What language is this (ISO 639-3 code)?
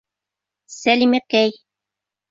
bak